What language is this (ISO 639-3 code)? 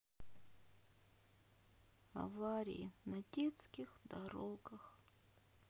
rus